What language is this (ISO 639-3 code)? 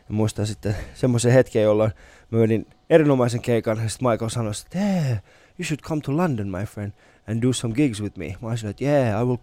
fin